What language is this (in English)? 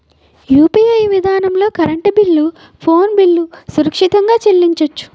Telugu